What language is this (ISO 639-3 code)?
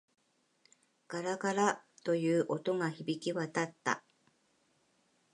jpn